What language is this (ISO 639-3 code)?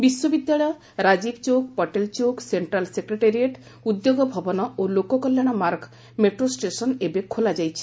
ori